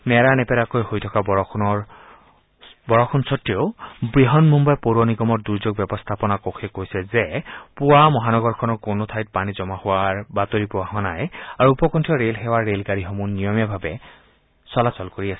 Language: Assamese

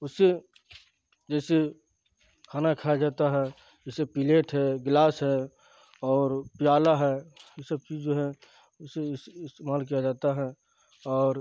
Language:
Urdu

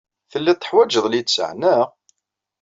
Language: Kabyle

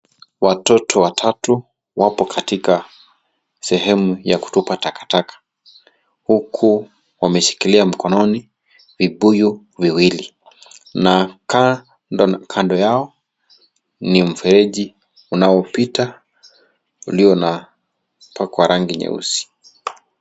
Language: Swahili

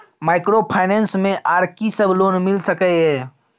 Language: Maithili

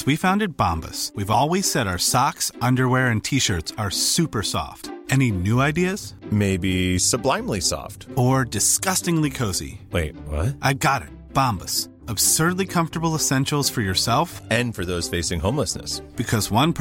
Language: Urdu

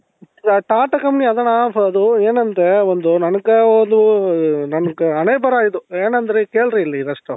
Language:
Kannada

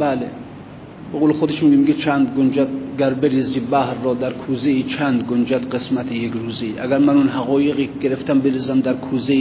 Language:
Persian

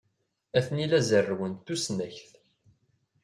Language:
Kabyle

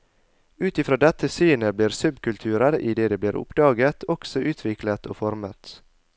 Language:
Norwegian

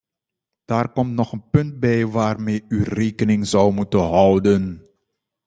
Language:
Dutch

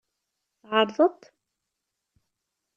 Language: Kabyle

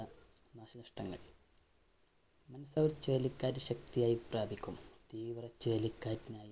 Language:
Malayalam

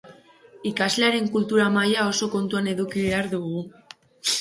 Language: Basque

